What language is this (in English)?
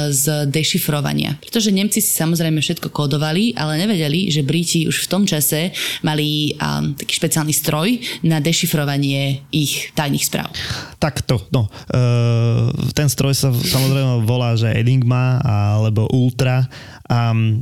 Slovak